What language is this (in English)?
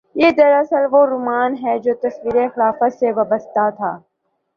Urdu